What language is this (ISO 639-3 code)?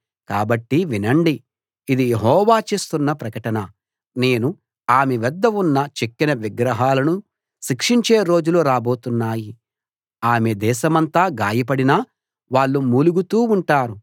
tel